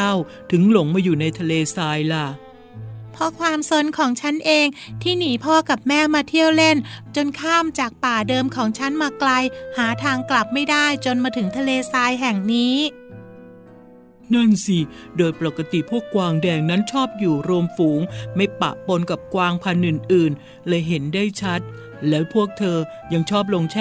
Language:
Thai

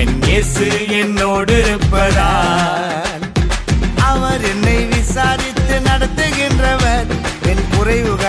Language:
Urdu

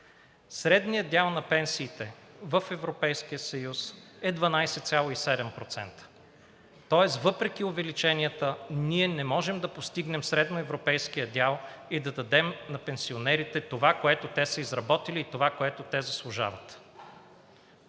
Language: Bulgarian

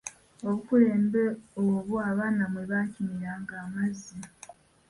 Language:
Ganda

